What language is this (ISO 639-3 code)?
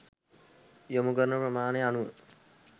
sin